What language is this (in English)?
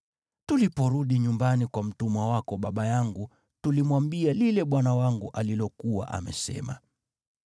Swahili